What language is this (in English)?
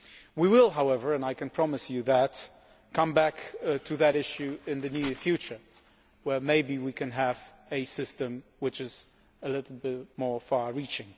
English